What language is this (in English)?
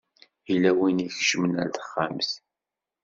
Kabyle